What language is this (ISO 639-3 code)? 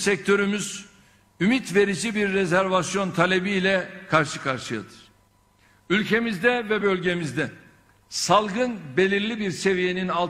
tur